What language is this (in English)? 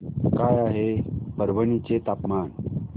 Marathi